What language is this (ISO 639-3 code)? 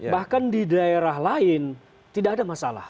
ind